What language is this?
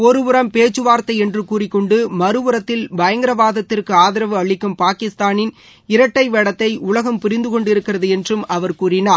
Tamil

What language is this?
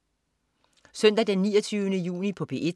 Danish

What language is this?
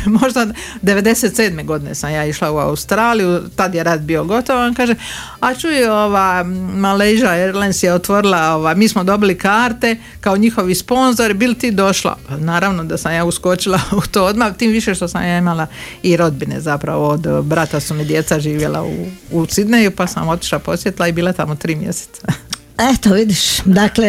Croatian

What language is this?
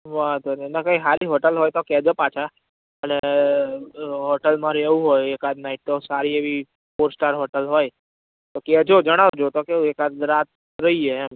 Gujarati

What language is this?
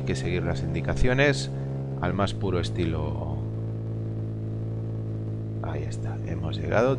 Spanish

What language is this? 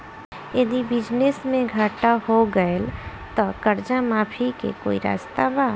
Bhojpuri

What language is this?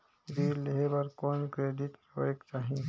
Chhattisgarhi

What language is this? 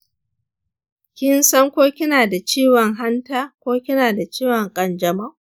Hausa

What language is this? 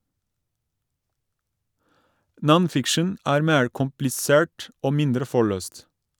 Norwegian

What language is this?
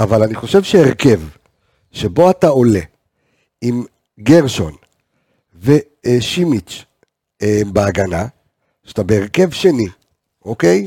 Hebrew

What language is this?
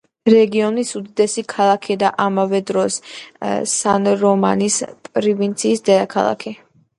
Georgian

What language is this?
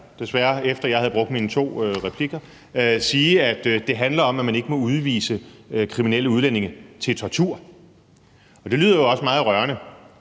Danish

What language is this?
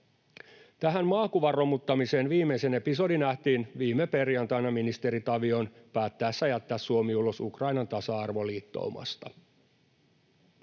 Finnish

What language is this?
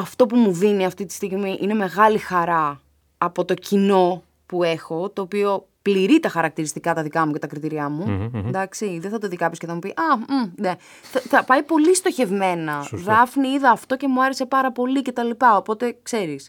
Greek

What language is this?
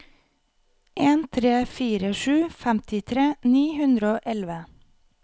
Norwegian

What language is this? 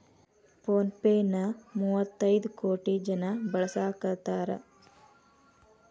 Kannada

